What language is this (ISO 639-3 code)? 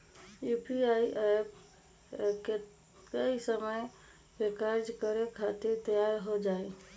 mag